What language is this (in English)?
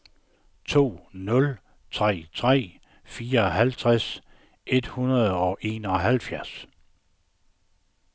Danish